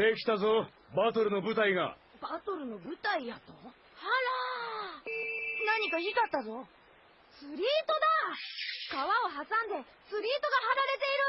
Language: Japanese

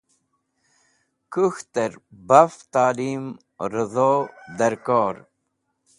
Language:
Wakhi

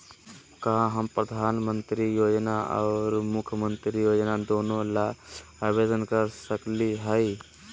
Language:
Magahi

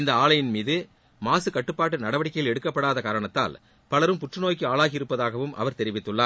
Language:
Tamil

